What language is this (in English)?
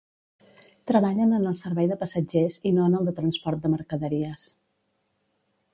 Catalan